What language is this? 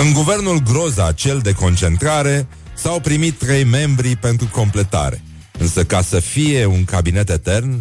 Romanian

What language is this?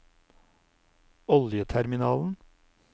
Norwegian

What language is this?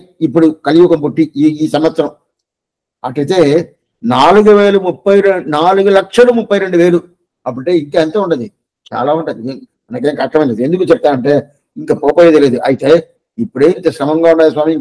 Telugu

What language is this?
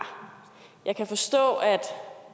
Danish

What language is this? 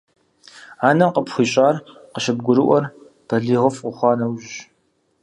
Kabardian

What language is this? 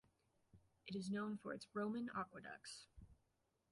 English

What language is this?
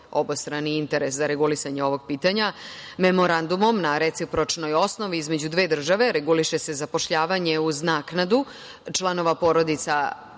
Serbian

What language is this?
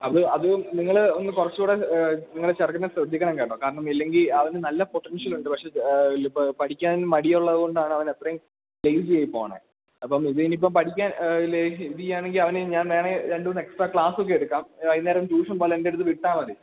Malayalam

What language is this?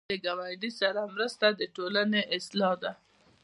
Pashto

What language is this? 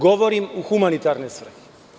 Serbian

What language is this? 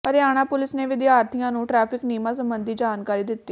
Punjabi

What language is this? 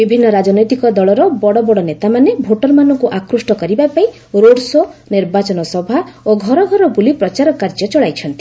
Odia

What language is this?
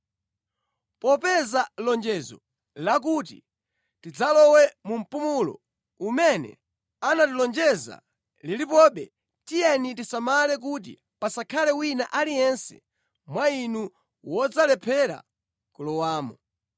Nyanja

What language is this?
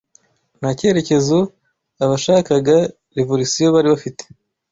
Kinyarwanda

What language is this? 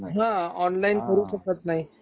Marathi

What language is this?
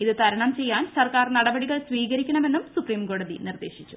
Malayalam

